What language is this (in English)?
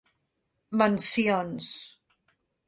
Catalan